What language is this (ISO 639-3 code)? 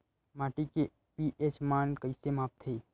hne